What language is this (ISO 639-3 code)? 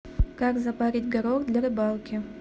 rus